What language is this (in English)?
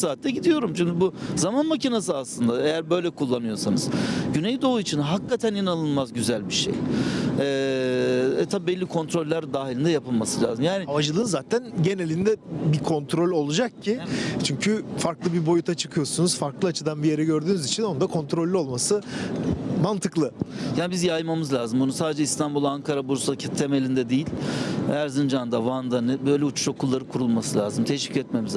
Turkish